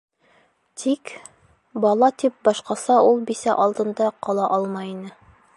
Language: Bashkir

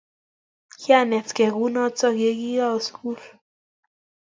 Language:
Kalenjin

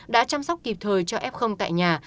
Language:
Vietnamese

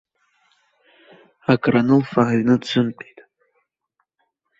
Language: Abkhazian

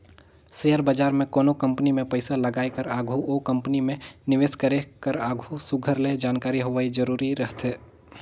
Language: Chhattisgarhi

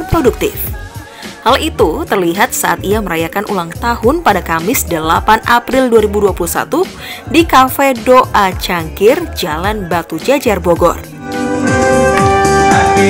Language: Indonesian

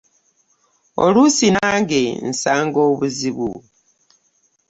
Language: Ganda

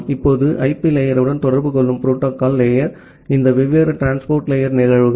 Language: Tamil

